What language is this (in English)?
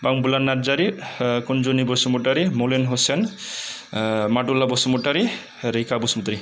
Bodo